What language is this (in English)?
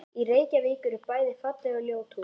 Icelandic